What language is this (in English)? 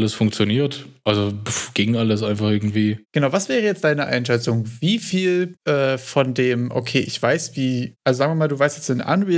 German